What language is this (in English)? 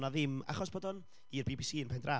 Welsh